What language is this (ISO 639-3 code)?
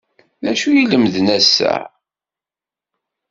kab